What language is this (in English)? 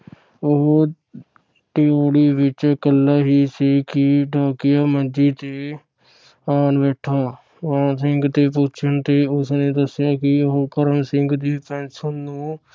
Punjabi